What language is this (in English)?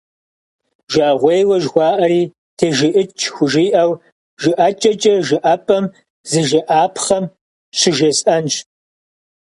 Kabardian